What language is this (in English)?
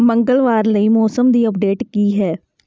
Punjabi